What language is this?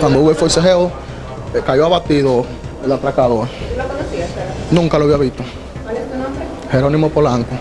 Spanish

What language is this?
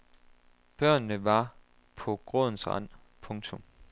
Danish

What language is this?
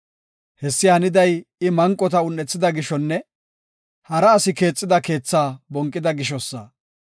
Gofa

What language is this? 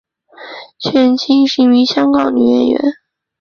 Chinese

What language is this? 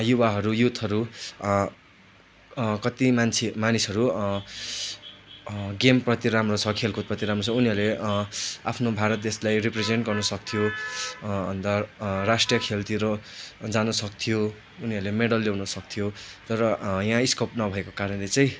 Nepali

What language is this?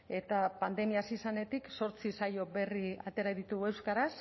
Basque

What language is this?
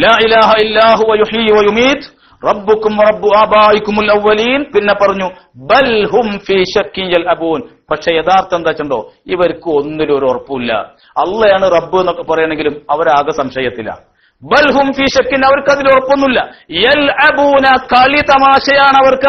Arabic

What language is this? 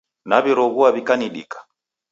Taita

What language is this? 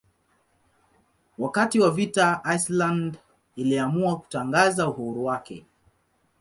Swahili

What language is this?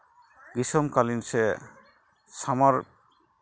Santali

